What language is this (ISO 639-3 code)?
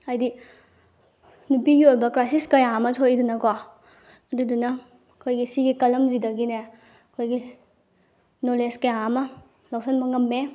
mni